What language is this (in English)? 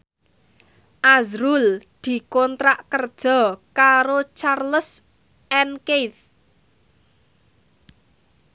Javanese